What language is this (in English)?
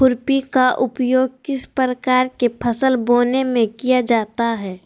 Magahi